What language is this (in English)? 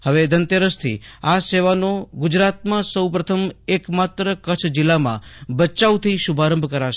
Gujarati